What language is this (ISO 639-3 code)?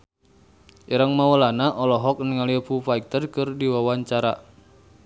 sun